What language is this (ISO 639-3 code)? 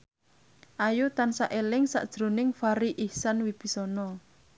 jav